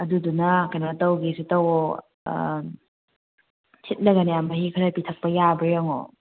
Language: Manipuri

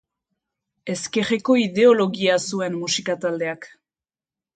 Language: Basque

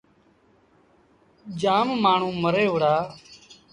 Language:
Sindhi Bhil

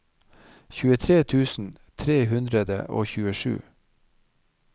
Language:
Norwegian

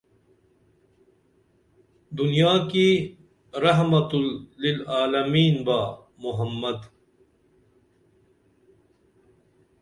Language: Dameli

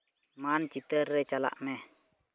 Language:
Santali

